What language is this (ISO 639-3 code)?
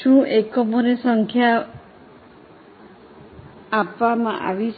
guj